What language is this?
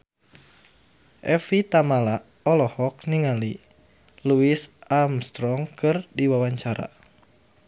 Sundanese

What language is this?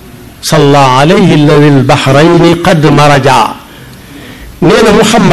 Arabic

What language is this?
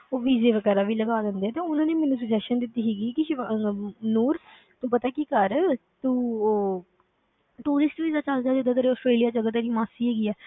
Punjabi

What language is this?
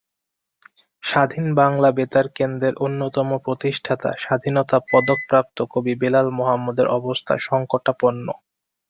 Bangla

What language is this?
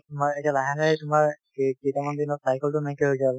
Assamese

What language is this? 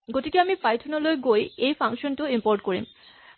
Assamese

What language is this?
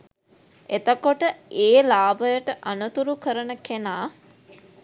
Sinhala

